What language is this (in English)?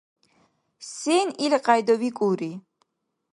Dargwa